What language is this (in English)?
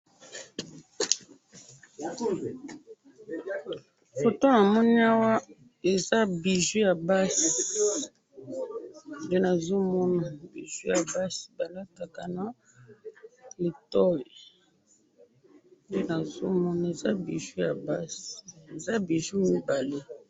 Lingala